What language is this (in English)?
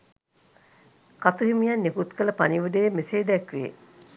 Sinhala